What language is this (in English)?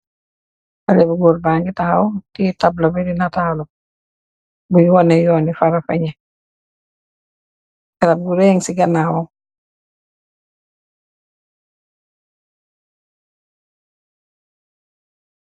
Wolof